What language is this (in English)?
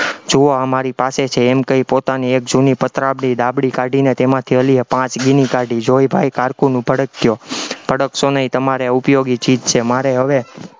Gujarati